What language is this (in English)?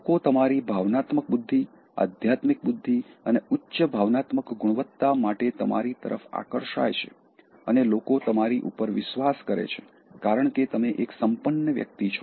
Gujarati